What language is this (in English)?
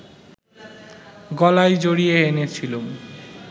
Bangla